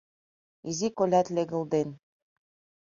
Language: Mari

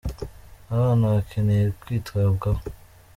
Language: Kinyarwanda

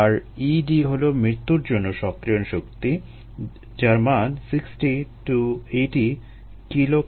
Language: Bangla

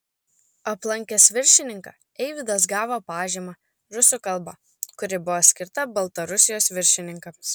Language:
Lithuanian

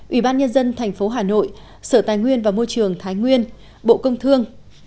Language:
Vietnamese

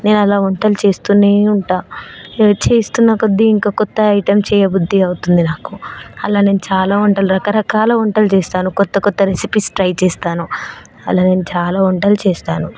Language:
Telugu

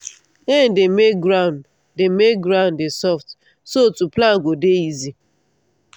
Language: Nigerian Pidgin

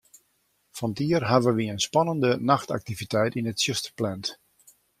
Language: Western Frisian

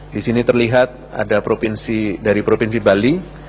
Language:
Indonesian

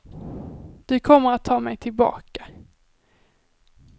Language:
Swedish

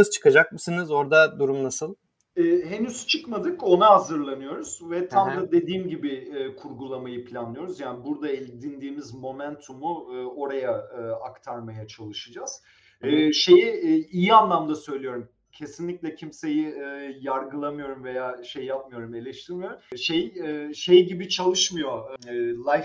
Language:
Turkish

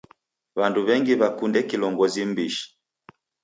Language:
Taita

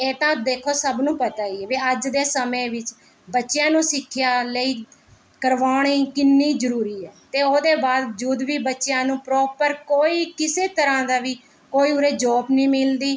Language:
Punjabi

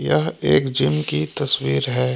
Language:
Hindi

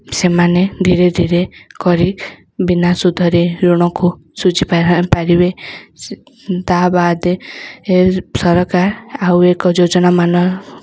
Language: Odia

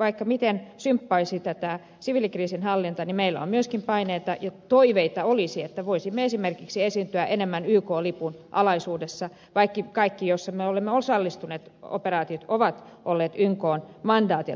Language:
Finnish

